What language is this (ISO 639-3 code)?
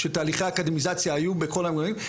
heb